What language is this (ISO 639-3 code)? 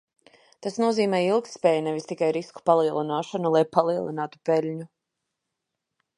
lav